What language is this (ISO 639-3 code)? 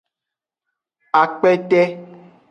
ajg